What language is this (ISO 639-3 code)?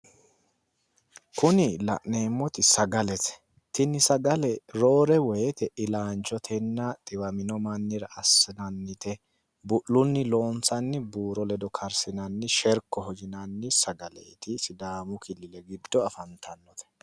sid